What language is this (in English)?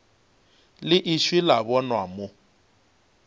Northern Sotho